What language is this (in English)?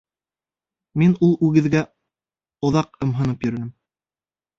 Bashkir